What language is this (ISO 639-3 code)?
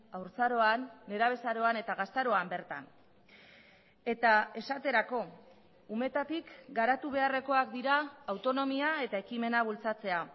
eus